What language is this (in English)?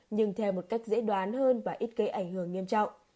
Vietnamese